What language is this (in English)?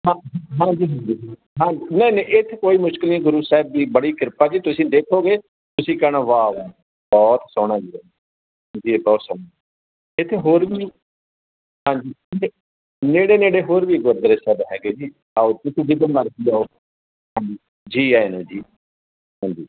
Punjabi